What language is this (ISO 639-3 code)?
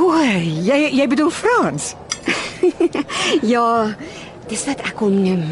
nld